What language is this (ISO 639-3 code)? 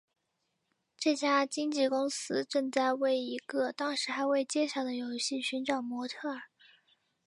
zho